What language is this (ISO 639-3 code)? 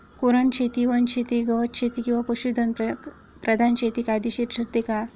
mar